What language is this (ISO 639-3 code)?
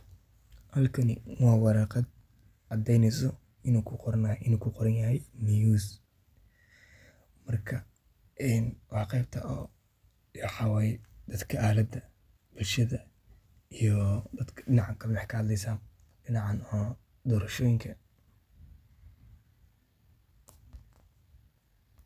som